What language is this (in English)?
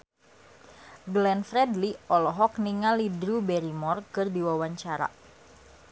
Sundanese